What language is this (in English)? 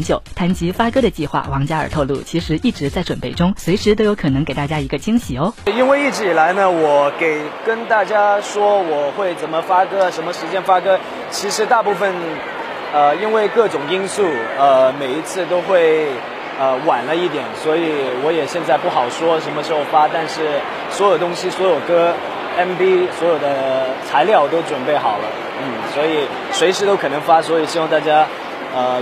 Chinese